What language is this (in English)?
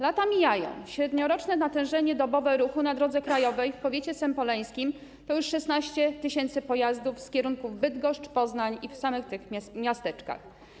Polish